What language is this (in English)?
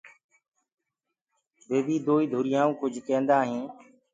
Gurgula